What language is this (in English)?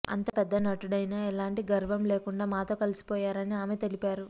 Telugu